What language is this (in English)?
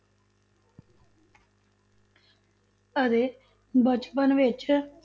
Punjabi